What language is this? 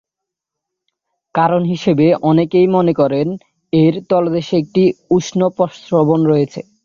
Bangla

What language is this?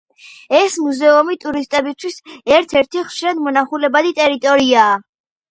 Georgian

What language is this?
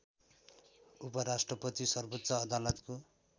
Nepali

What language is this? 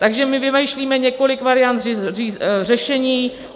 Czech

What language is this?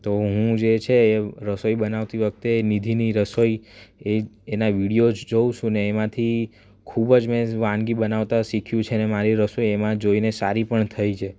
Gujarati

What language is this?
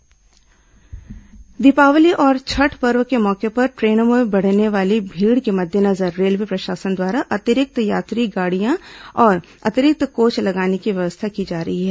Hindi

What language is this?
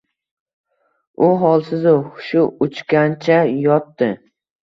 Uzbek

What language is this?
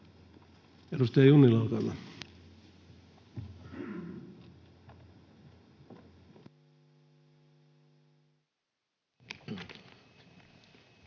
Finnish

